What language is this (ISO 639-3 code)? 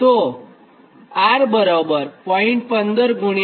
guj